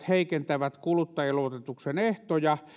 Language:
Finnish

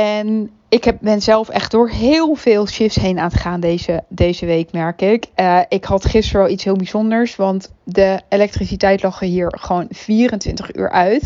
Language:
Dutch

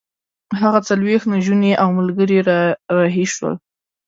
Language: Pashto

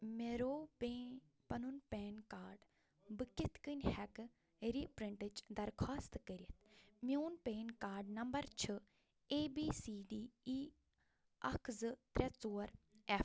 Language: Kashmiri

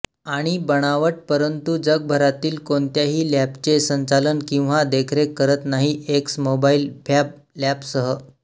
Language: Marathi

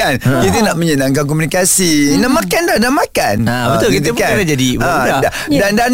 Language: Malay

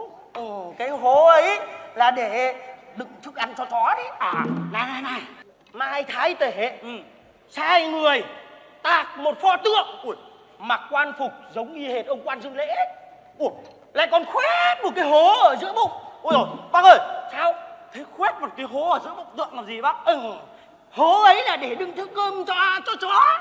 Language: Vietnamese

